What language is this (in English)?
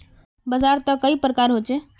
Magahi